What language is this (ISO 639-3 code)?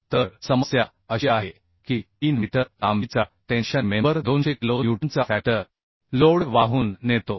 mar